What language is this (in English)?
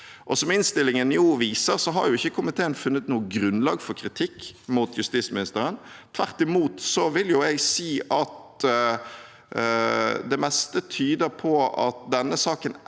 Norwegian